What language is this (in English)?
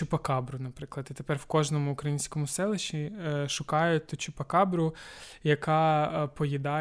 Ukrainian